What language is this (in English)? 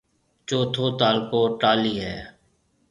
Marwari (Pakistan)